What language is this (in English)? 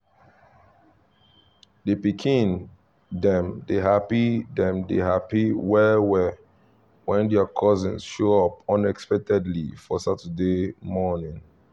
Nigerian Pidgin